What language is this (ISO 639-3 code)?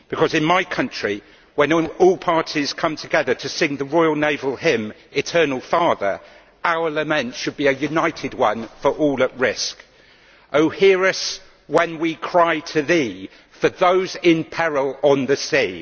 eng